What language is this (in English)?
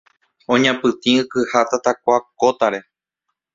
Guarani